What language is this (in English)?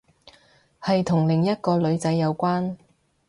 Cantonese